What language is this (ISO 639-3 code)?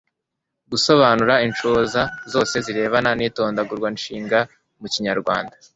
kin